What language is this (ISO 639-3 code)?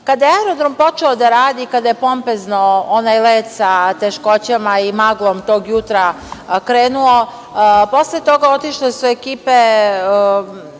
srp